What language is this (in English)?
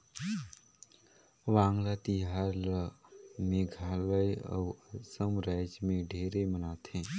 Chhattisgarhi